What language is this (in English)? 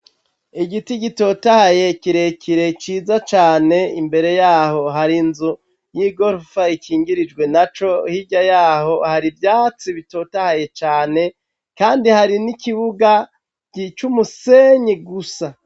Rundi